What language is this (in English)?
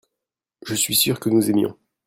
French